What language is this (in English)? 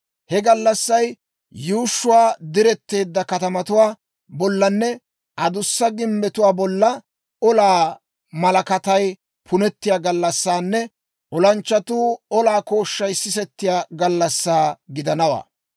Dawro